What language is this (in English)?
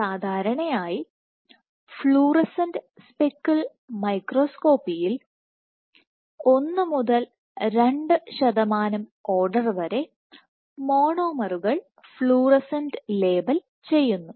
Malayalam